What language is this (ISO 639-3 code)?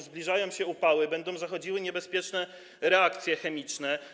pol